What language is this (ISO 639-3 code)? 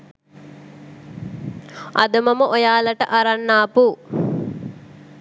sin